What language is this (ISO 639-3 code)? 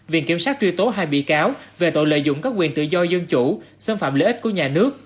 vie